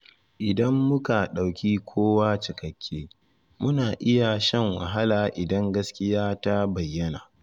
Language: Hausa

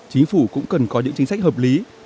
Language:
Vietnamese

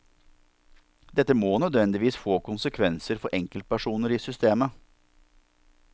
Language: Norwegian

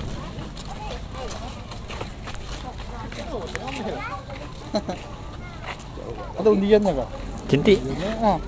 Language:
Indonesian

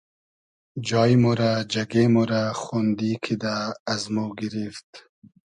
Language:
Hazaragi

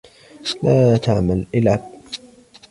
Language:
Arabic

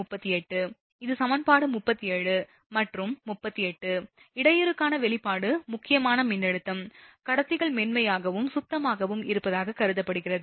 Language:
Tamil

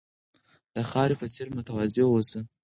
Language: Pashto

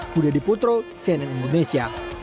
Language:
Indonesian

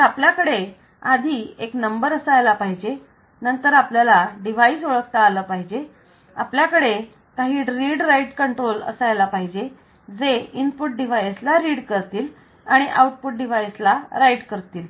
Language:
Marathi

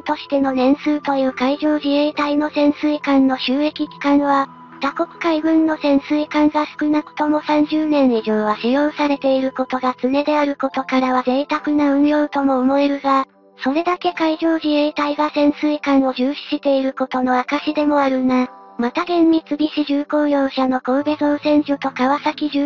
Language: Japanese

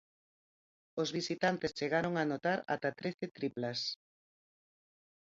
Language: Galician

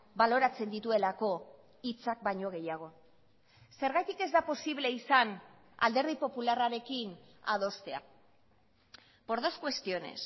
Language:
Basque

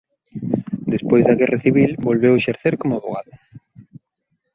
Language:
Galician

